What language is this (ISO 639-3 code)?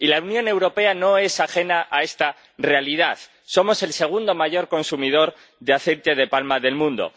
spa